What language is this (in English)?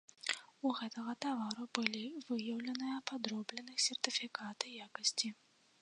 Belarusian